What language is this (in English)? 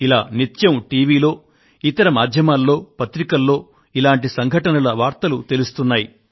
Telugu